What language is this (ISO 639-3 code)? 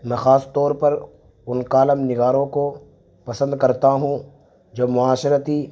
urd